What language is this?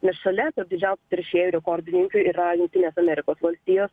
Lithuanian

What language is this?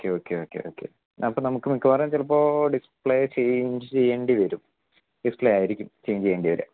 Malayalam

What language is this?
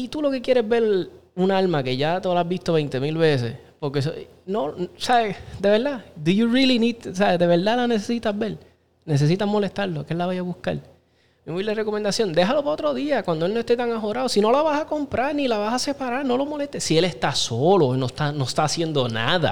Spanish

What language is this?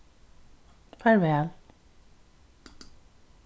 Faroese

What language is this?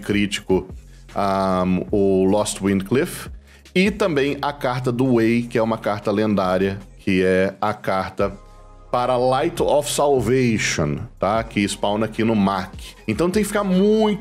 Portuguese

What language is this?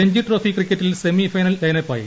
Malayalam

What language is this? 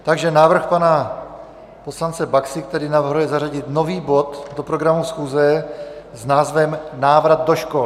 Czech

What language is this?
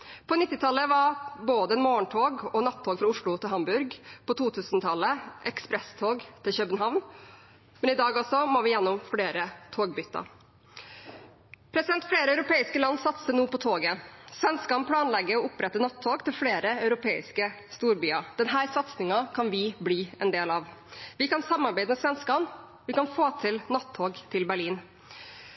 Norwegian Bokmål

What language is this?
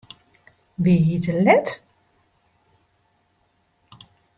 Western Frisian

